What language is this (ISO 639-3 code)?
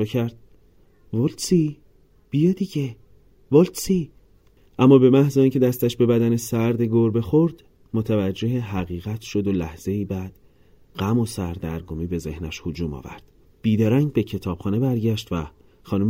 fas